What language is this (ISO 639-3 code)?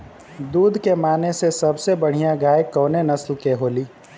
bho